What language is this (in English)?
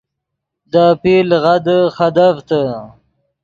Yidgha